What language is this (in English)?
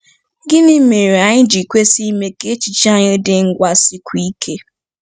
Igbo